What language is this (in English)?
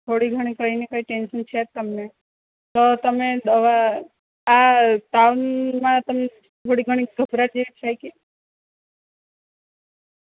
Gujarati